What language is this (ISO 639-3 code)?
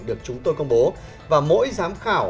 vie